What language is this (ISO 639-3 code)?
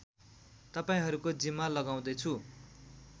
nep